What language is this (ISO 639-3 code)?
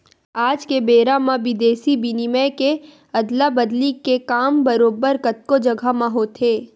hne